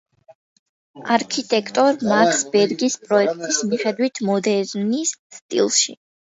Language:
Georgian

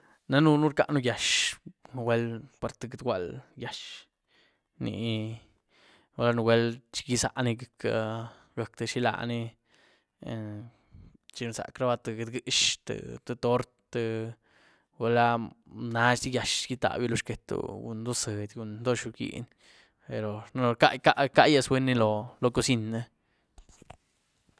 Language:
Güilá Zapotec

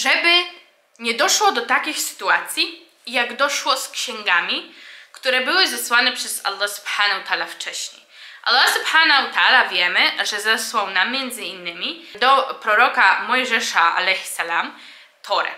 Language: Polish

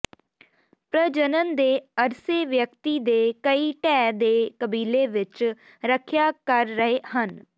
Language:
Punjabi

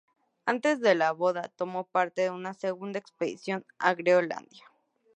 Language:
Spanish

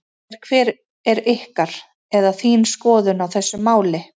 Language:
Icelandic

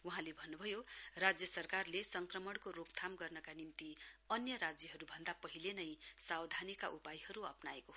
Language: Nepali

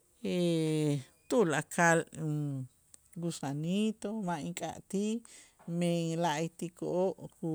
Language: Itzá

